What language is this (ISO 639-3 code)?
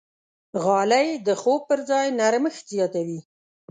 pus